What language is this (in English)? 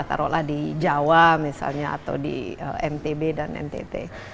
Indonesian